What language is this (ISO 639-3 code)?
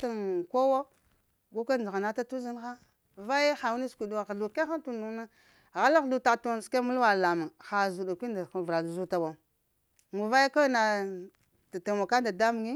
hia